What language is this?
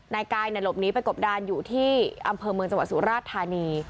Thai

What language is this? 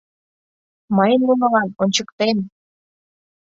Mari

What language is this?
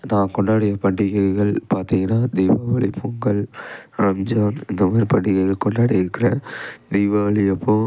Tamil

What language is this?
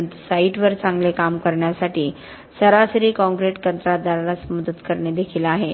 Marathi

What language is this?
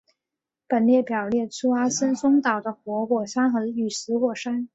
Chinese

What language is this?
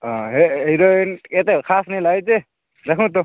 Odia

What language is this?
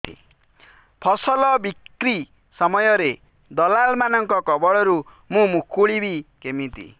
Odia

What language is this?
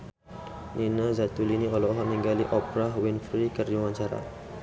Sundanese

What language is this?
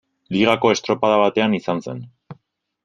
Basque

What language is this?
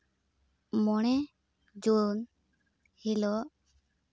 Santali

